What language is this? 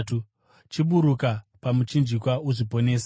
Shona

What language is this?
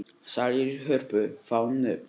Icelandic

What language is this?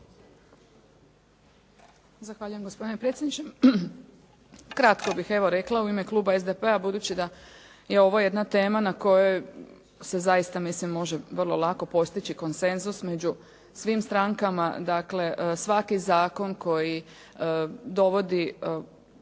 Croatian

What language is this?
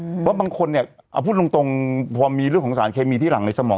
Thai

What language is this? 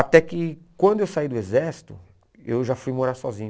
Portuguese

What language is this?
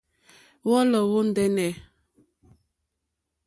Mokpwe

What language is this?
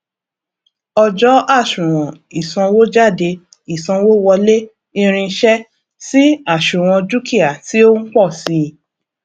Yoruba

